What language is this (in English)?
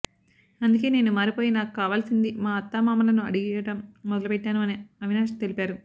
Telugu